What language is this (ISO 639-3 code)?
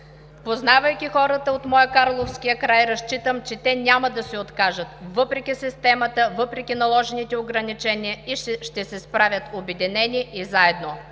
bul